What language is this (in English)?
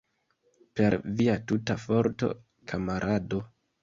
Esperanto